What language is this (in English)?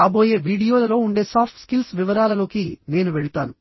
Telugu